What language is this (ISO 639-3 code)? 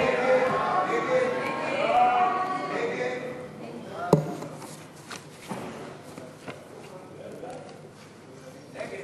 heb